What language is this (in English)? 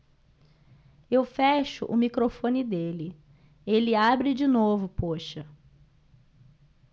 Portuguese